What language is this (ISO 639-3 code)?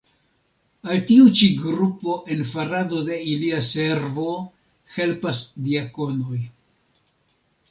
epo